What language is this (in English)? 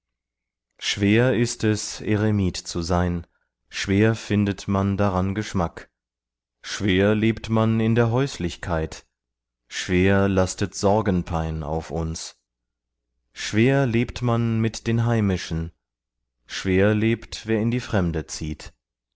German